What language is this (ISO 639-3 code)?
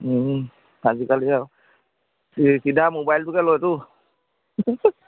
asm